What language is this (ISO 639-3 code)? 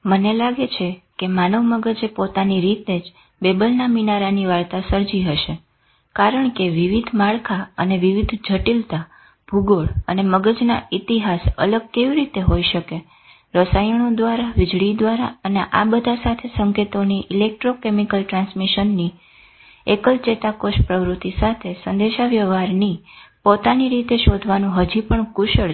guj